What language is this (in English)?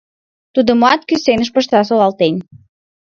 Mari